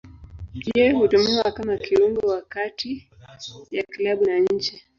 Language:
Swahili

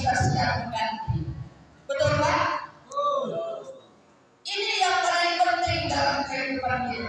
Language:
Indonesian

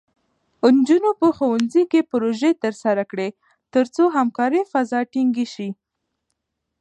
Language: Pashto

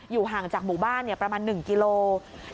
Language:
Thai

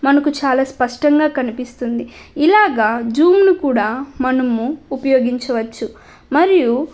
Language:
Telugu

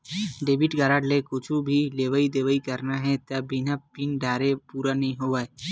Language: Chhattisgarhi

